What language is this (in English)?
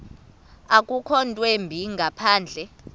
Xhosa